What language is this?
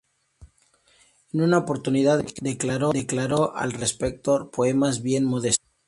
Spanish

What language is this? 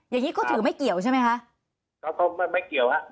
Thai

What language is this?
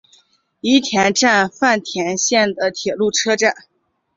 Chinese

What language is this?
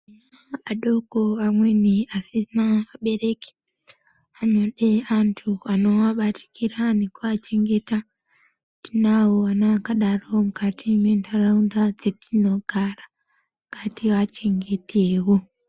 Ndau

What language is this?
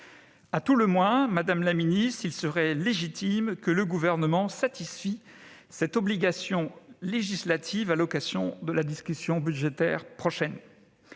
French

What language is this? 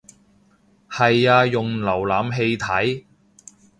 Cantonese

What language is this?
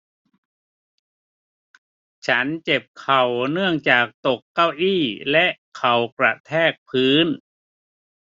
Thai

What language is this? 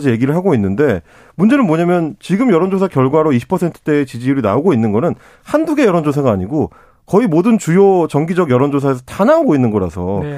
Korean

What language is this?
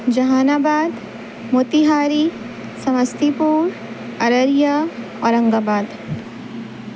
Urdu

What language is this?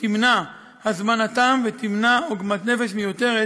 Hebrew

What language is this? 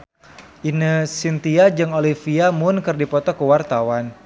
Sundanese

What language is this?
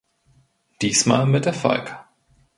German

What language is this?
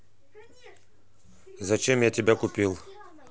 Russian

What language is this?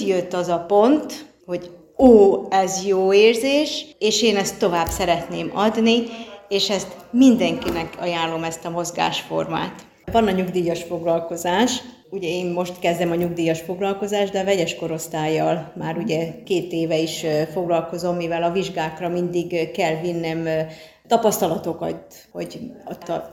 Hungarian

